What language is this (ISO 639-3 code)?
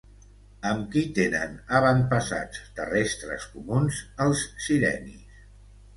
cat